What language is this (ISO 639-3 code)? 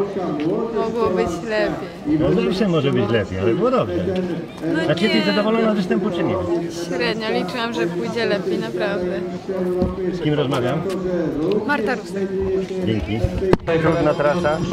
pol